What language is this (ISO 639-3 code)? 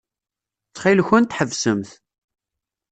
kab